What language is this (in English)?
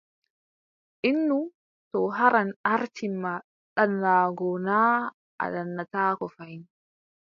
Adamawa Fulfulde